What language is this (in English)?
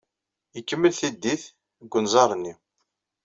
Kabyle